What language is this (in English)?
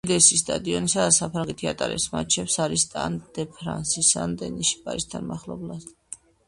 Georgian